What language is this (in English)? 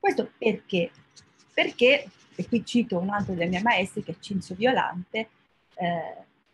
Italian